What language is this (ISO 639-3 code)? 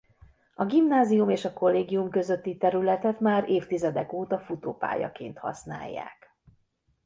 hun